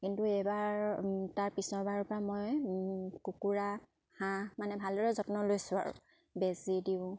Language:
Assamese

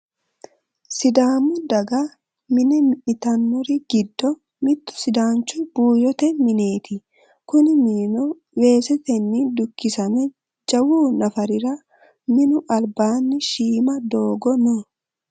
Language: Sidamo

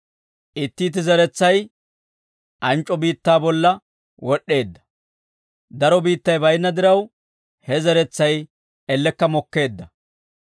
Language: Dawro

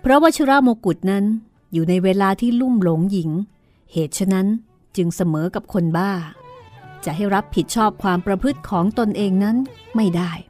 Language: Thai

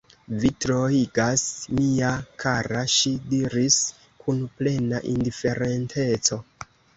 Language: Esperanto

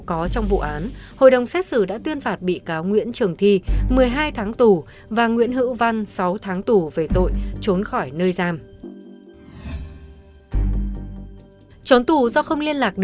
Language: Vietnamese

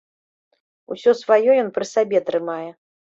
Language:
Belarusian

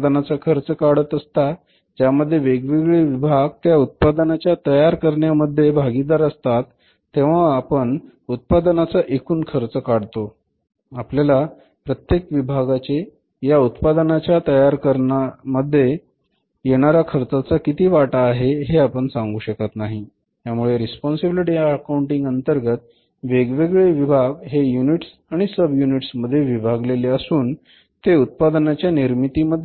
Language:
Marathi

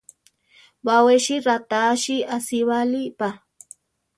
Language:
Central Tarahumara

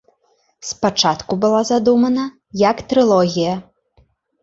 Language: Belarusian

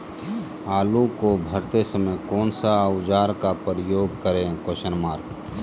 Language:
Magahi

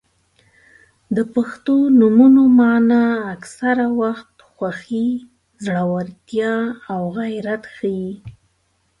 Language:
Pashto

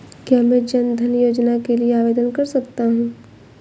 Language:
Hindi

